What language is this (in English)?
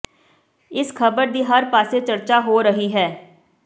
Punjabi